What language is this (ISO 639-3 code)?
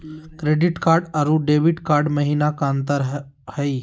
mag